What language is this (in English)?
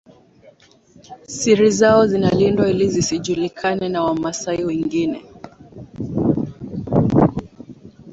Swahili